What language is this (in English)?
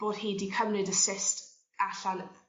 Welsh